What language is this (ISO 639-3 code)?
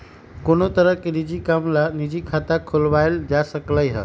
mag